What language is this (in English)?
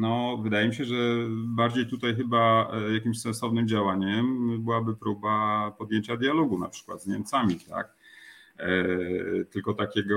Polish